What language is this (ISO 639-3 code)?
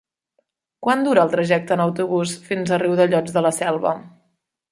cat